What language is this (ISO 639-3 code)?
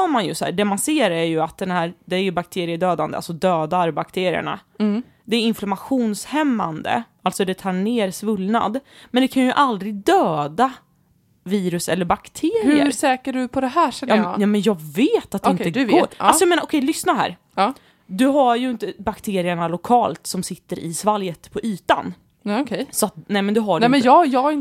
swe